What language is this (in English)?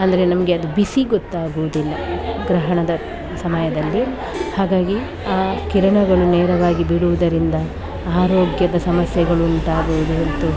Kannada